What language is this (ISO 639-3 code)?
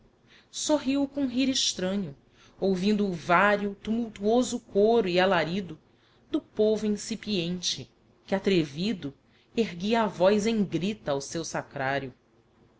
por